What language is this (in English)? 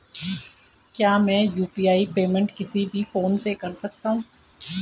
Hindi